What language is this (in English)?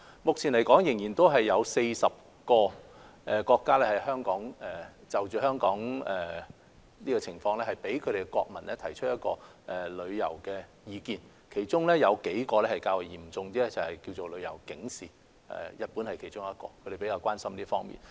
Cantonese